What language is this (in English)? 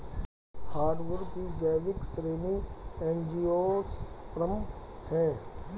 Hindi